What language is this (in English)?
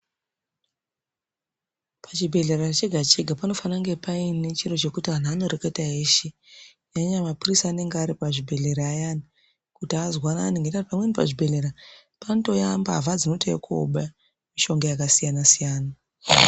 Ndau